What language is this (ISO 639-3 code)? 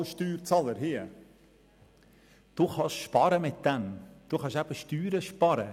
gsw